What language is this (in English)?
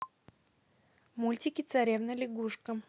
Russian